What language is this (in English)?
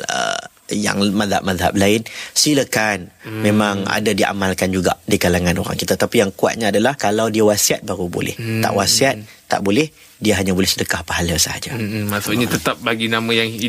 Malay